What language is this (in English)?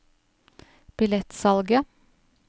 Norwegian